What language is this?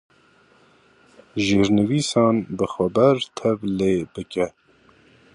Kurdish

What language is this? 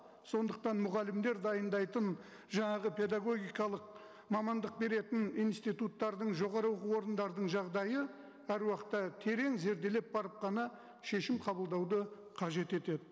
Kazakh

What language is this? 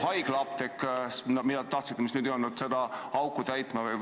Estonian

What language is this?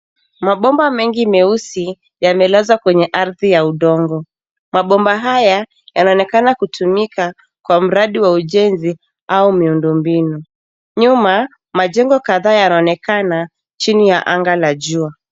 Swahili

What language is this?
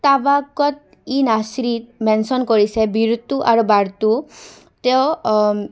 Assamese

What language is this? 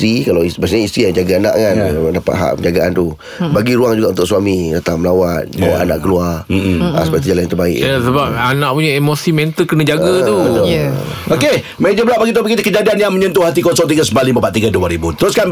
Malay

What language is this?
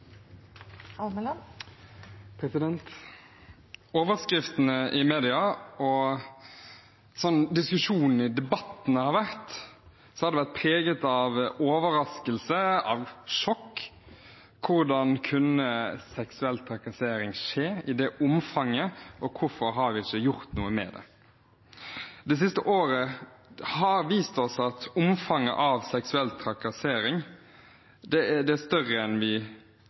Norwegian Bokmål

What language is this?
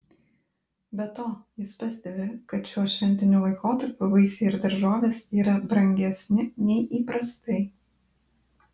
Lithuanian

